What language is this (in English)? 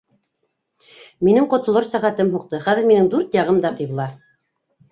Bashkir